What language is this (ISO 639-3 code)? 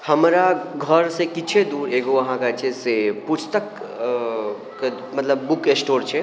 mai